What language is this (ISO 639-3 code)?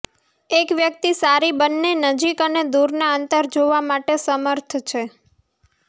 guj